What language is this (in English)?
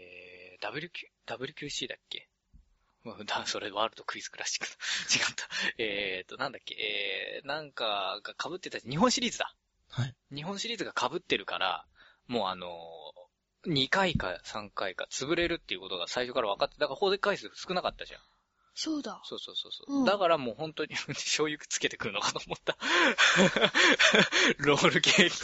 Japanese